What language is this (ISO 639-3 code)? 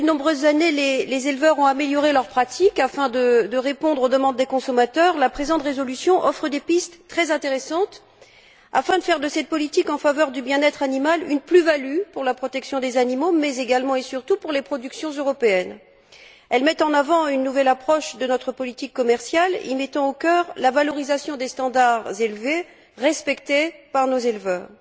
fra